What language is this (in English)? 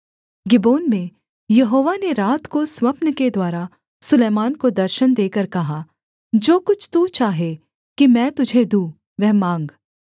Hindi